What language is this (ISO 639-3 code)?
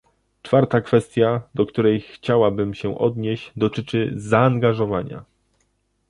pol